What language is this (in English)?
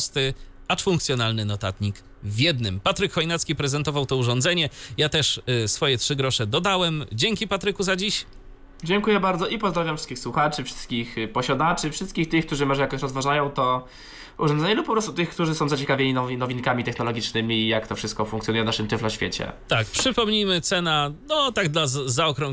Polish